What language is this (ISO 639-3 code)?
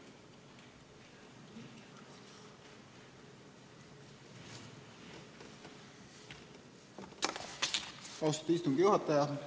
est